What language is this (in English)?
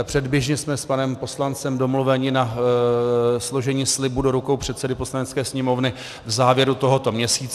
Czech